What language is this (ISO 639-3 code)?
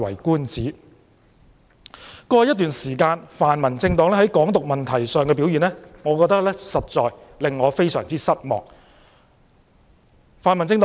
yue